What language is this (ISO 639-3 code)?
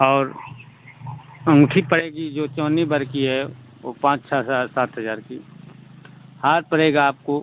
hin